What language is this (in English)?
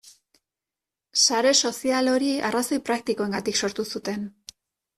Basque